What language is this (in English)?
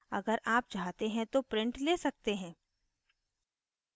Hindi